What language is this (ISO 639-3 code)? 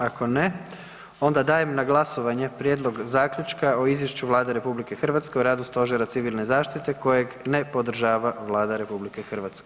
hrv